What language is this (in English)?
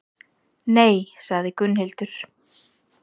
Icelandic